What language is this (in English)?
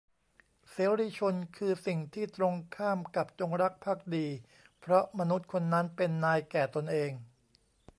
Thai